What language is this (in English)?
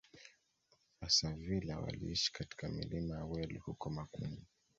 Swahili